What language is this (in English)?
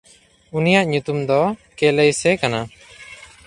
Santali